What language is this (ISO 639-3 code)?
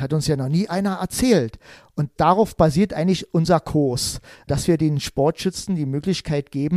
deu